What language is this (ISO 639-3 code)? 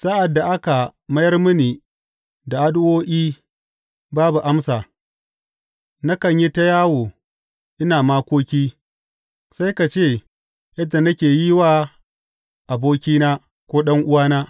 hau